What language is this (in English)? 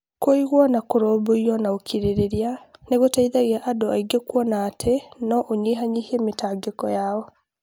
Kikuyu